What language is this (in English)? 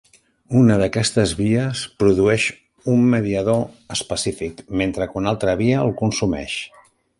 Catalan